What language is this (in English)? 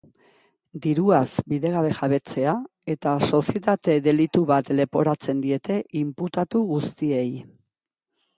Basque